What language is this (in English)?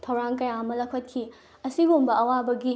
Manipuri